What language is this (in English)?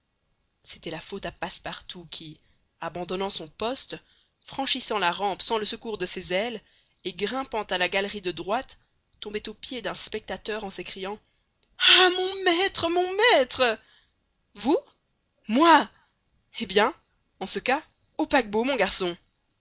French